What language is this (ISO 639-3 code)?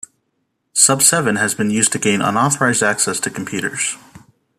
eng